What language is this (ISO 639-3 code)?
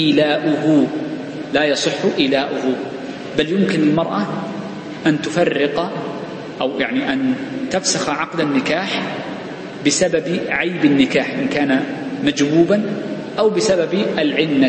ara